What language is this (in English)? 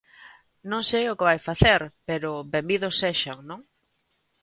Galician